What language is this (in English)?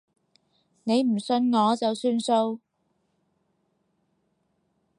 Cantonese